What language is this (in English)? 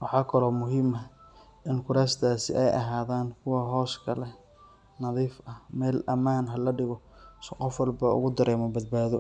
Somali